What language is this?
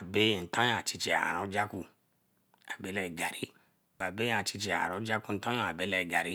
Eleme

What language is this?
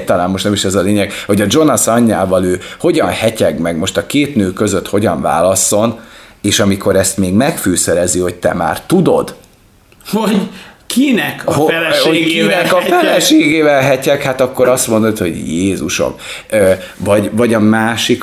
Hungarian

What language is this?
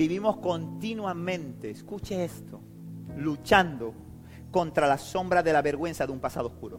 Spanish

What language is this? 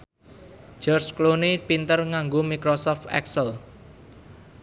Javanese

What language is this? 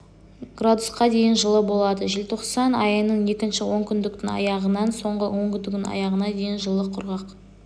Kazakh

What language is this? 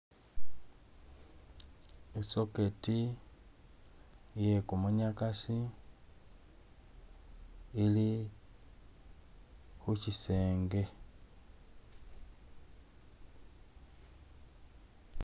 Masaaba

